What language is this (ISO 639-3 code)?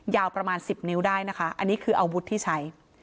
tha